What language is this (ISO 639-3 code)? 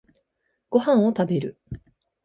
jpn